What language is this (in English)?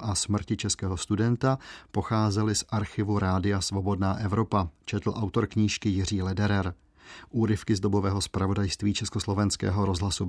Czech